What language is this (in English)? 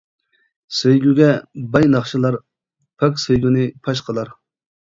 Uyghur